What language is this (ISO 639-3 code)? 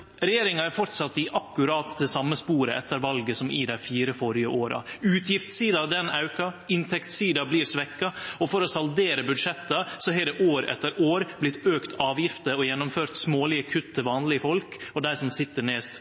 nno